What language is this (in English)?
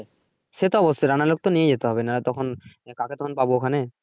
Bangla